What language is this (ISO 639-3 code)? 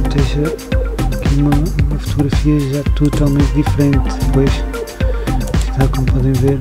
por